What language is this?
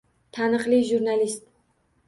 Uzbek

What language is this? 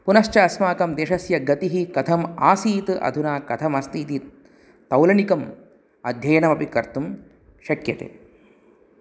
Sanskrit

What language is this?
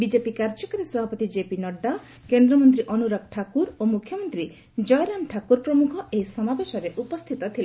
Odia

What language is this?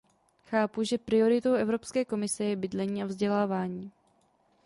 Czech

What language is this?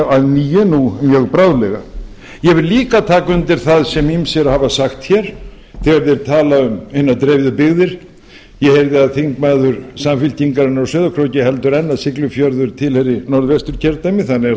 Icelandic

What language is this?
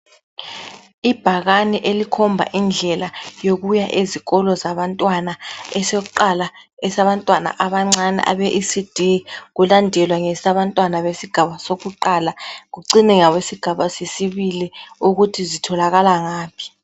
North Ndebele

